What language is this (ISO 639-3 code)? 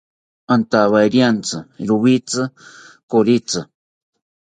cpy